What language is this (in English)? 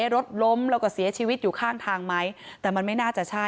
Thai